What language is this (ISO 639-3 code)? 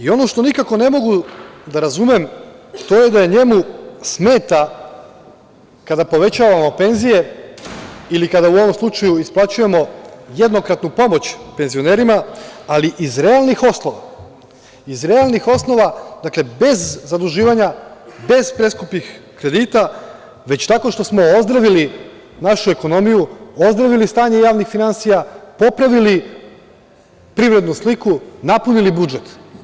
srp